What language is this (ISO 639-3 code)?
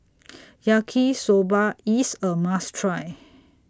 eng